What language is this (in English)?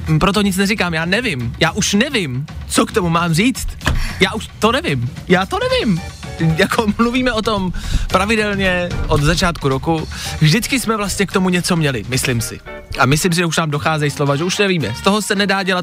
Czech